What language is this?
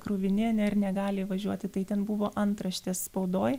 Lithuanian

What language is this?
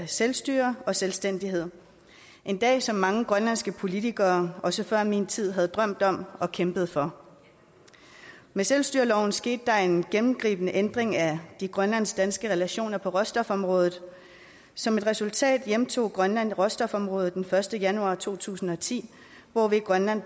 Danish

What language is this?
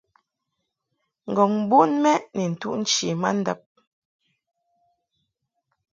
Mungaka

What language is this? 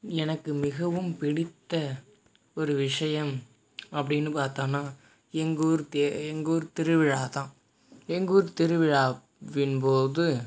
Tamil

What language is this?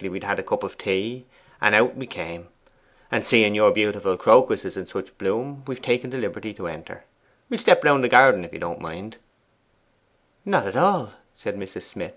English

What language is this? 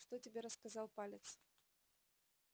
Russian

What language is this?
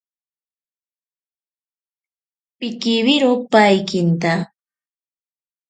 Ashéninka Perené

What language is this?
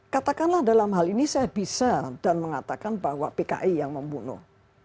Indonesian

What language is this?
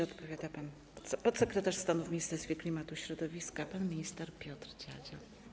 Polish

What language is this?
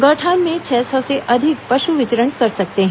Hindi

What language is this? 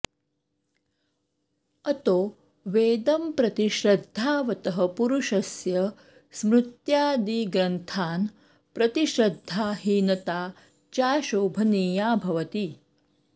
Sanskrit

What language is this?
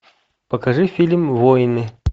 Russian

